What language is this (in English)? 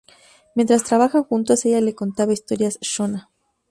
Spanish